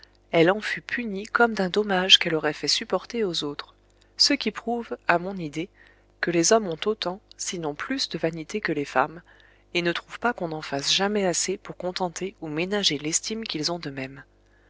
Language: French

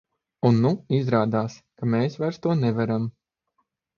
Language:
Latvian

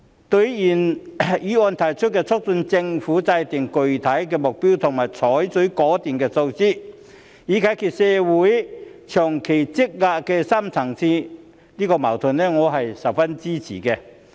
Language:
Cantonese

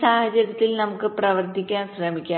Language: Malayalam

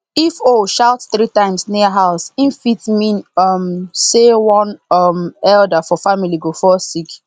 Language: Nigerian Pidgin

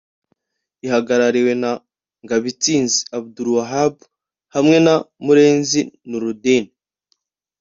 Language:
Kinyarwanda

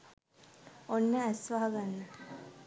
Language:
Sinhala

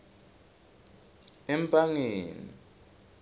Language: Swati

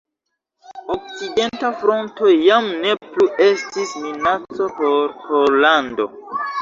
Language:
Esperanto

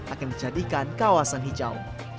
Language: Indonesian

